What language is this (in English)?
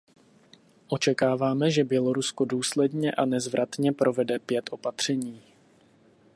Czech